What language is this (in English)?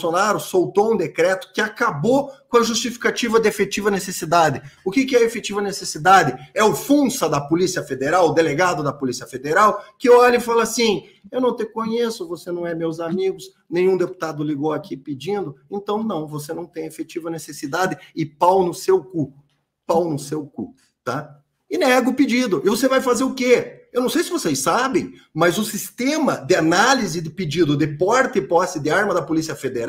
Portuguese